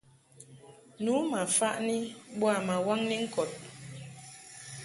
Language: Mungaka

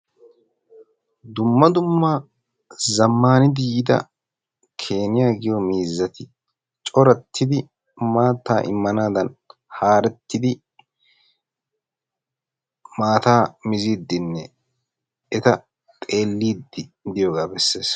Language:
Wolaytta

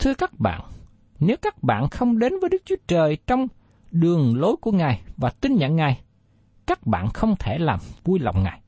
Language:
Vietnamese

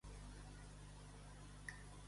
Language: Catalan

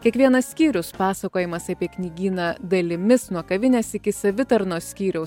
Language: Lithuanian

